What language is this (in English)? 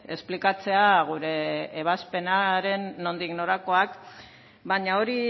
Basque